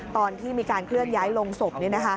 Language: Thai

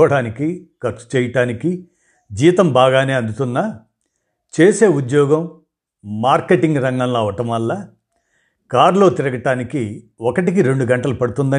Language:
Telugu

